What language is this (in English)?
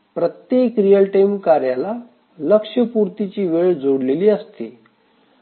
Marathi